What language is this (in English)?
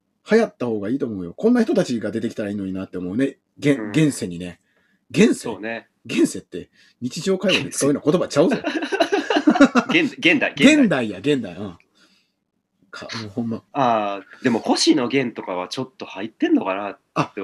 Japanese